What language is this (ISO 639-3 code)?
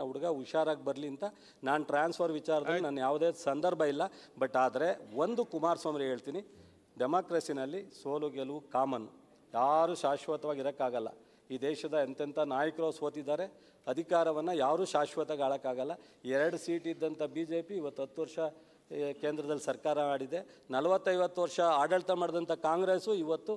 hin